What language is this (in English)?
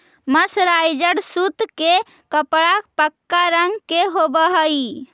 Magahi